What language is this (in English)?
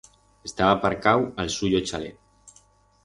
Aragonese